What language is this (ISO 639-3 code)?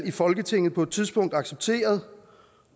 dan